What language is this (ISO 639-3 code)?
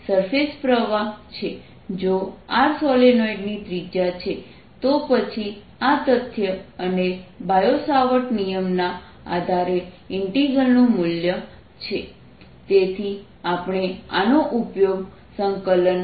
guj